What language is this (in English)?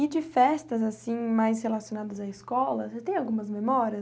Portuguese